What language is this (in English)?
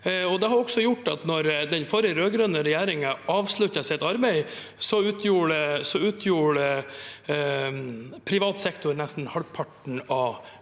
Norwegian